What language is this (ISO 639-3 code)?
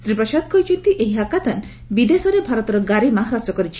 ori